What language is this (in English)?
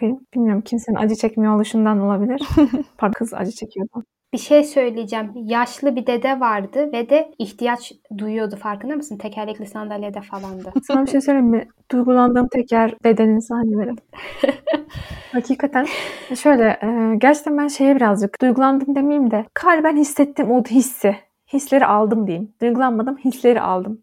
Turkish